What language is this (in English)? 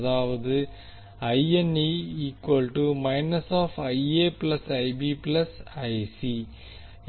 Tamil